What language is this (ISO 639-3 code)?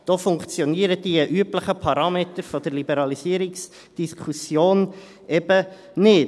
gsw